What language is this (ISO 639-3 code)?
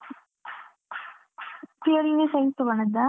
kan